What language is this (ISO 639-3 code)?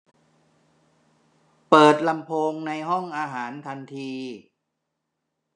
tha